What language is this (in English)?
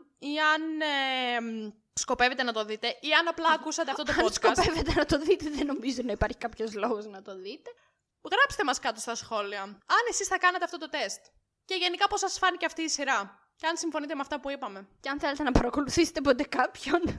Greek